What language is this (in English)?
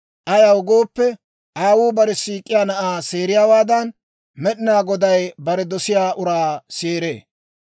Dawro